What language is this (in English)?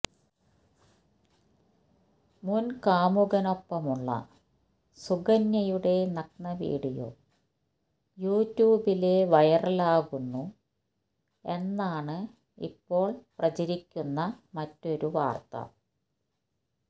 Malayalam